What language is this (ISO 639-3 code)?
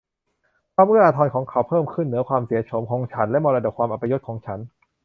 tha